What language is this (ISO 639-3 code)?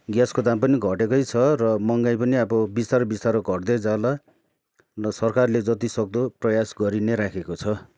nep